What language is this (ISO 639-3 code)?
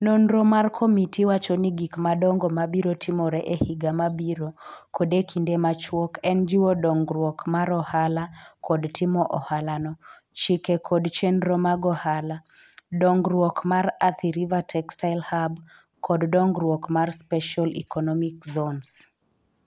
luo